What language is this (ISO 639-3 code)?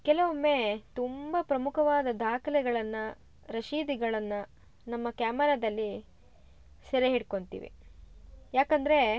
kan